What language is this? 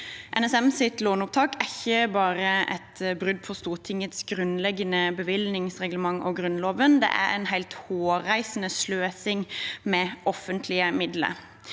Norwegian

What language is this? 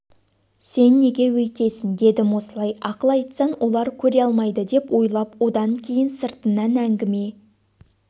Kazakh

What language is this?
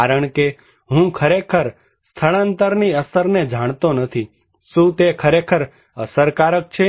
Gujarati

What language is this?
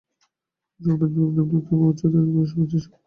Bangla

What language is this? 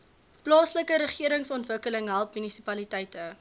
Afrikaans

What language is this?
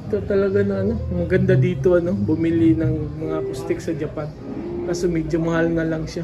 Filipino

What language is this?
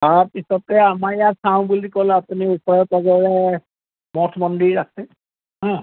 Assamese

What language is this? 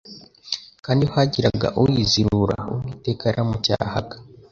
Kinyarwanda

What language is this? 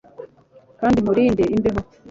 Kinyarwanda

